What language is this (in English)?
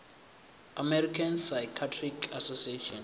Venda